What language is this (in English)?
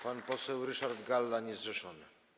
Polish